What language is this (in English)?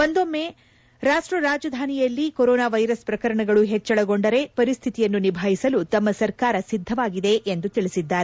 Kannada